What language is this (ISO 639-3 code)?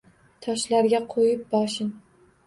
uzb